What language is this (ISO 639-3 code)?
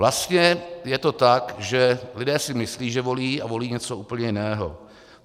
ces